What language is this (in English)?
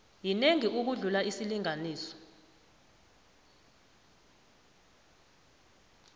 South Ndebele